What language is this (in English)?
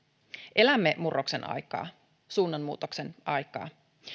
Finnish